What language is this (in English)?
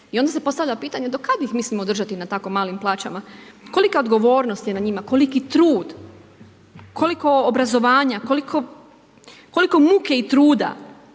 Croatian